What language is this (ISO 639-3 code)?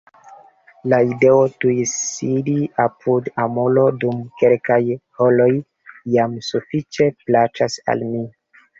epo